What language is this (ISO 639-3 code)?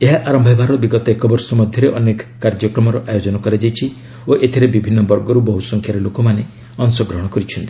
ori